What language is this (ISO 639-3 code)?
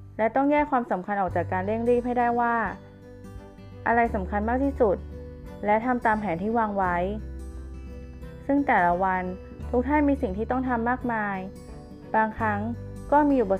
tha